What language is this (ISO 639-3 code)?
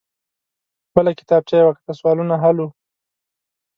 pus